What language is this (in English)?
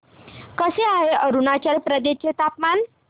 Marathi